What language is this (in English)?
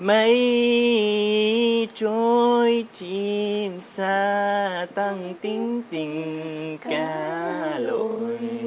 Vietnamese